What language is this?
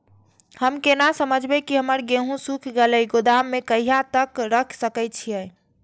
Maithili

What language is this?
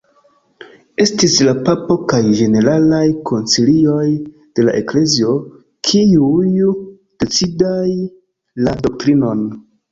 Esperanto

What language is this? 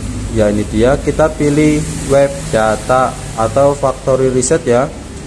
Indonesian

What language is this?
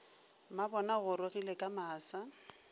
Northern Sotho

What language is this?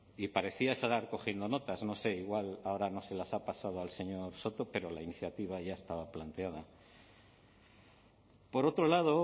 Spanish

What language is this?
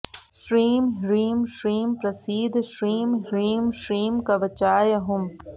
Sanskrit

